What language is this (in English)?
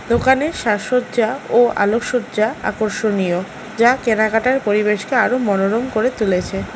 Bangla